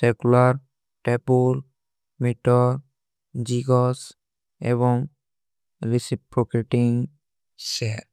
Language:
Kui (India)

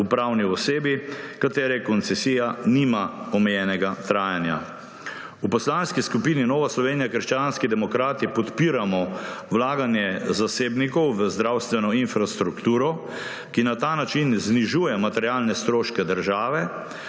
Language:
Slovenian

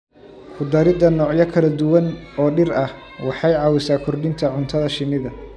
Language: Somali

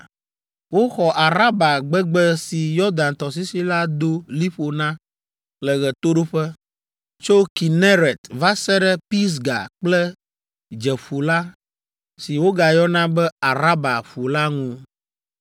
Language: Ewe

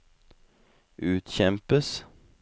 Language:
Norwegian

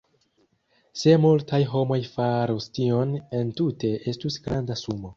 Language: Esperanto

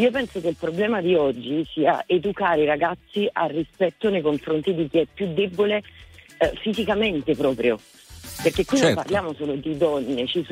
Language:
Italian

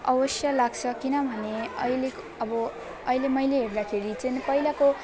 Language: Nepali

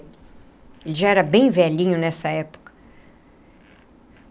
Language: Portuguese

